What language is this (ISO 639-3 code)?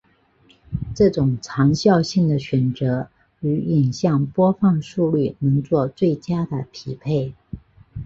zho